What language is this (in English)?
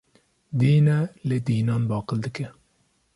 Kurdish